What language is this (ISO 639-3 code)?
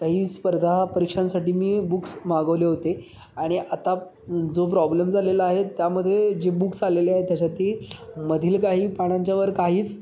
mar